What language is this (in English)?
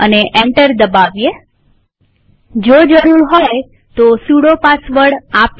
Gujarati